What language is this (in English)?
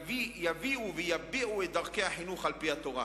Hebrew